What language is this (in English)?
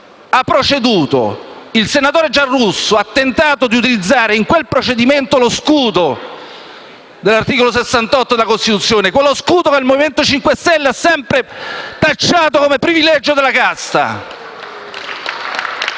Italian